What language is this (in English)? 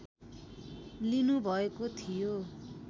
Nepali